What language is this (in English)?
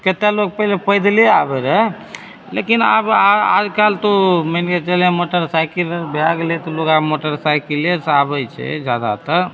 Maithili